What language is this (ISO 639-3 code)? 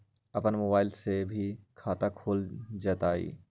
mag